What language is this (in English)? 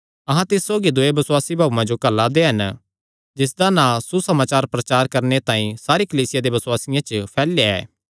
Kangri